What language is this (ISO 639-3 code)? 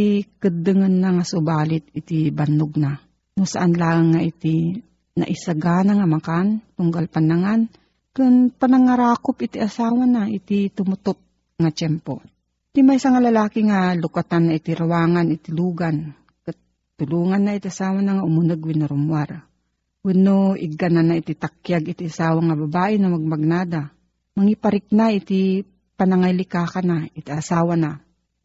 fil